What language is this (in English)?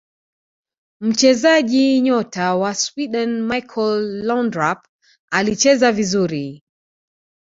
Swahili